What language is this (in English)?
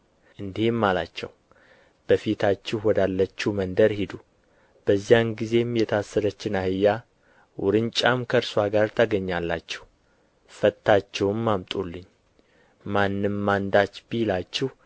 Amharic